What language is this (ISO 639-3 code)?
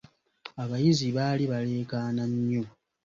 lug